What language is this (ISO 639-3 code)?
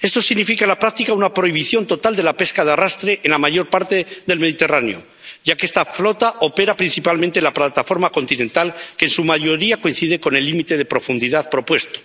spa